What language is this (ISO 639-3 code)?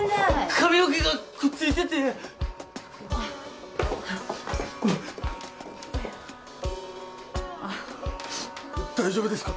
jpn